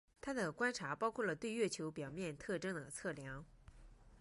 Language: Chinese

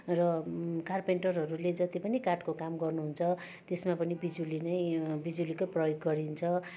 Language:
Nepali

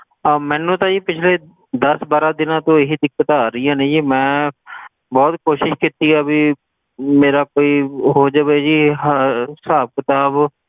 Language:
Punjabi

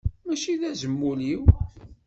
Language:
Kabyle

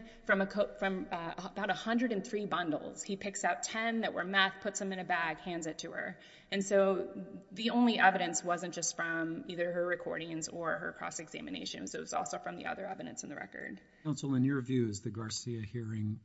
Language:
English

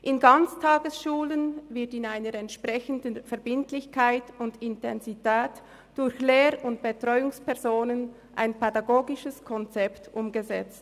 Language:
Swiss German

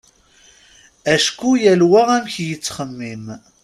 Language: Kabyle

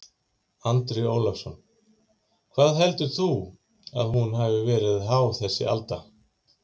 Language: Icelandic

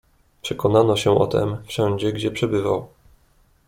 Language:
Polish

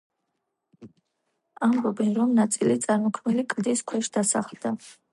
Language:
Georgian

